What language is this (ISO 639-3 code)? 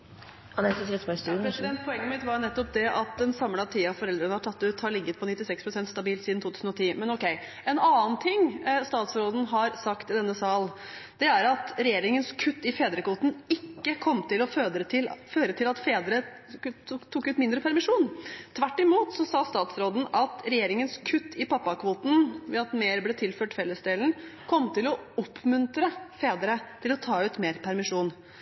nob